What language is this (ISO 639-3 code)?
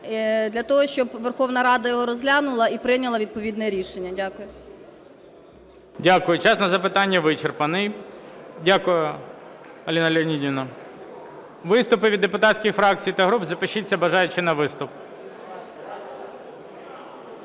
ukr